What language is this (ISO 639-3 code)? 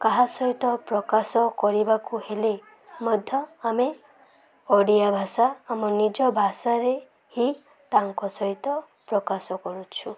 ori